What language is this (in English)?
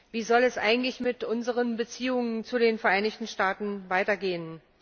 German